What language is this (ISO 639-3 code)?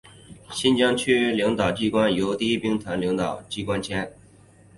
zho